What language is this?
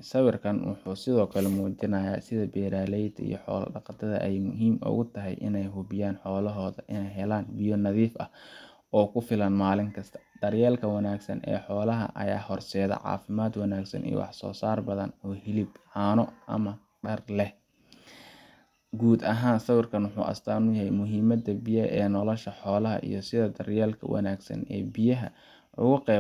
Somali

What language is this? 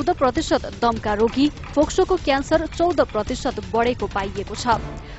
Hindi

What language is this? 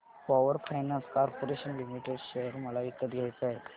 Marathi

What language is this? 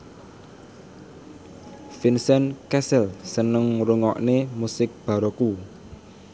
Javanese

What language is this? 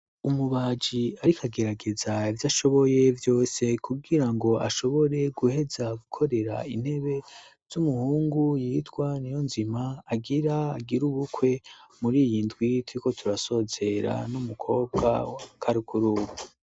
Rundi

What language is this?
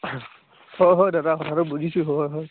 Assamese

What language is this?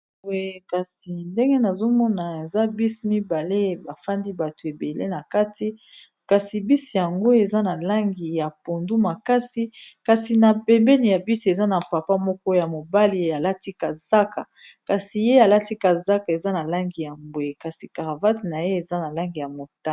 Lingala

